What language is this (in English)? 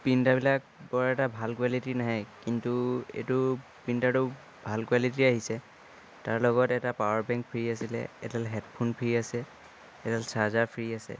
Assamese